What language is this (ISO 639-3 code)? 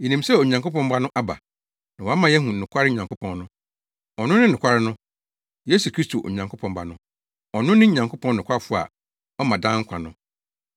aka